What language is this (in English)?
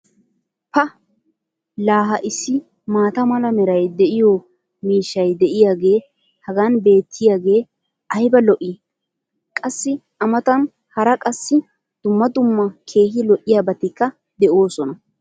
Wolaytta